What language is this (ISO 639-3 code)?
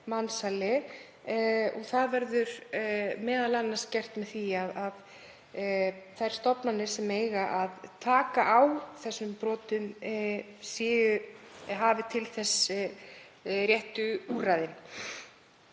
isl